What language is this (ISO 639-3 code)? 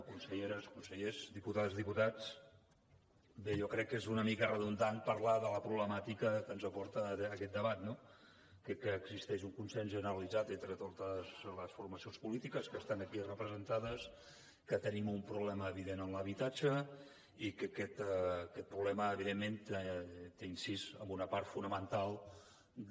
cat